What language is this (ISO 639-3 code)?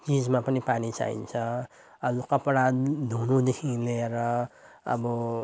nep